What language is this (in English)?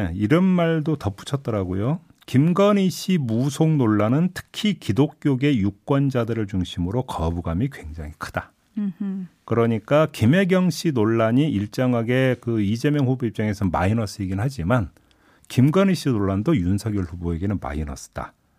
Korean